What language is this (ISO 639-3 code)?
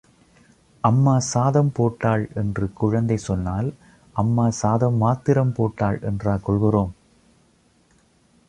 tam